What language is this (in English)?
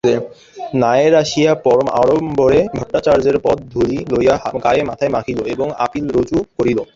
Bangla